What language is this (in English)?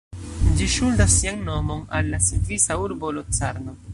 Esperanto